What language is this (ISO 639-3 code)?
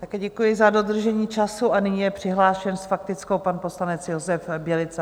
ces